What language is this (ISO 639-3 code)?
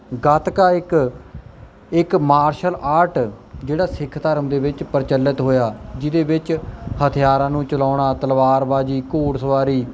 pan